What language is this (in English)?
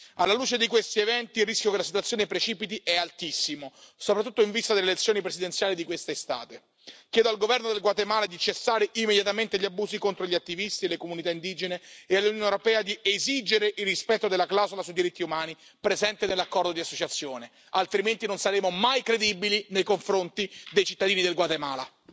Italian